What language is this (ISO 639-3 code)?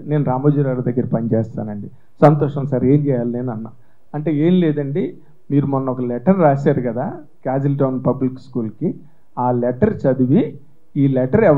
tel